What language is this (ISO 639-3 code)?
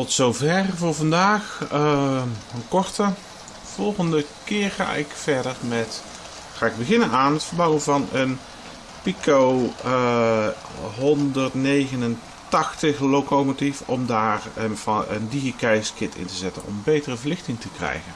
nld